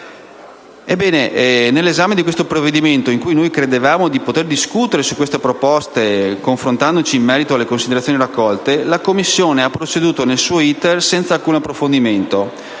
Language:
Italian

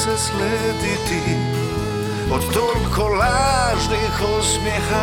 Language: Croatian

